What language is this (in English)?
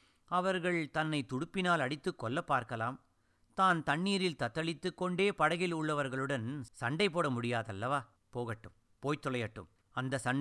Tamil